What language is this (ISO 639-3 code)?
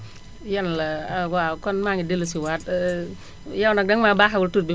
wol